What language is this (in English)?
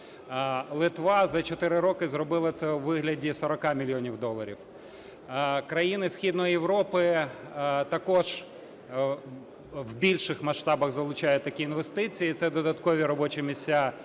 Ukrainian